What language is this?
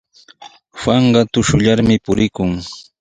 Sihuas Ancash Quechua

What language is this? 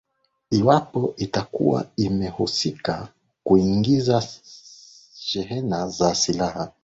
Swahili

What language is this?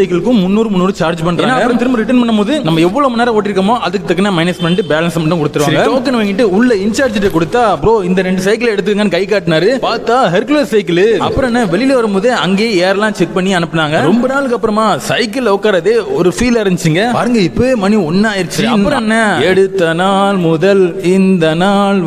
Thai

